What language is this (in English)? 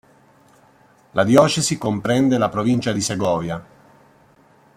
Italian